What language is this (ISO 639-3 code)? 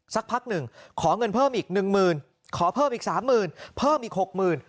tha